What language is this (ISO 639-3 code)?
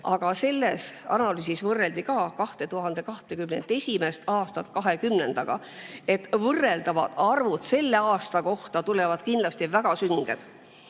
est